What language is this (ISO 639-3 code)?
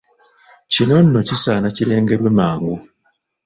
lug